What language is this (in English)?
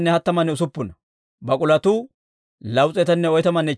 Dawro